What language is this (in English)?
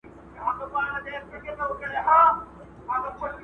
Pashto